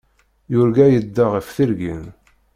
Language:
Kabyle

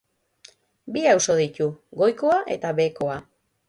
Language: Basque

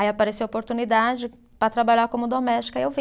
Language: Portuguese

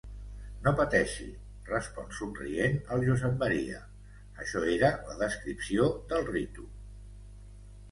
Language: Catalan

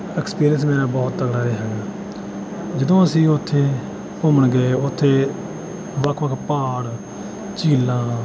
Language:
Punjabi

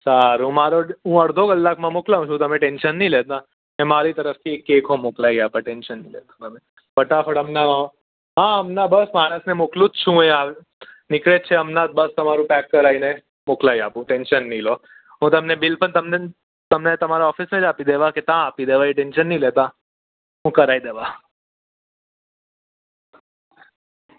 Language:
Gujarati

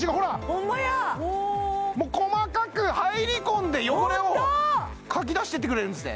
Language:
Japanese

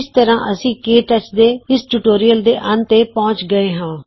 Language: Punjabi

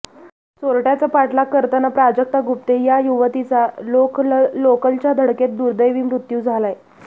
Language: Marathi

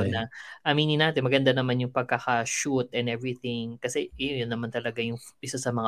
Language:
Filipino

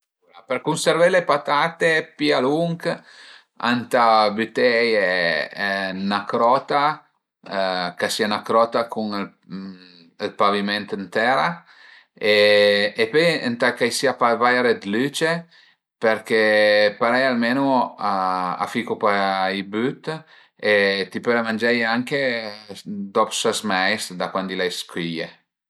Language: Piedmontese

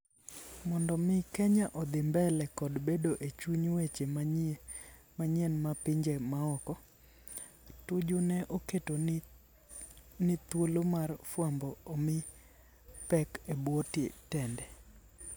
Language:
Luo (Kenya and Tanzania)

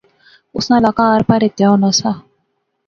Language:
Pahari-Potwari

